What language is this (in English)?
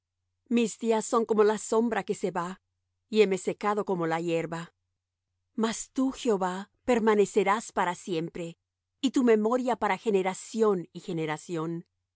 Spanish